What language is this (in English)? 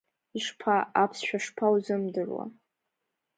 Abkhazian